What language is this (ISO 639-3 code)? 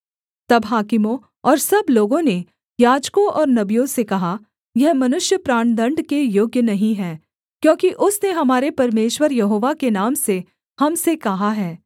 hin